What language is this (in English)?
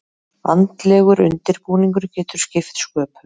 Icelandic